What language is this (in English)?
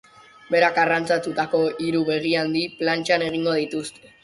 Basque